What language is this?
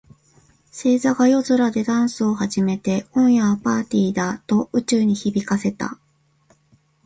Japanese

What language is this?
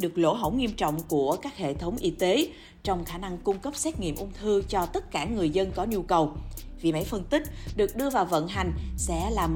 Vietnamese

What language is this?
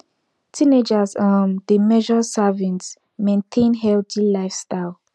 Nigerian Pidgin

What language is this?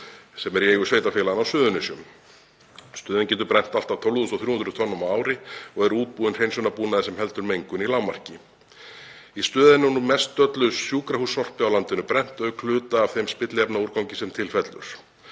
Icelandic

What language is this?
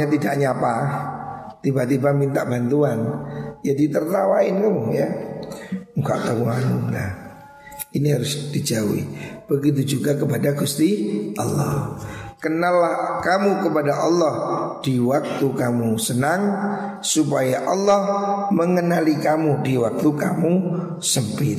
Indonesian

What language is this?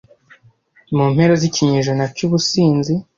Kinyarwanda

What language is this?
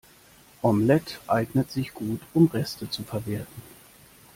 German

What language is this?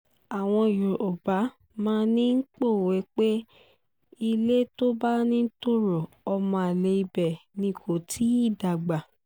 Yoruba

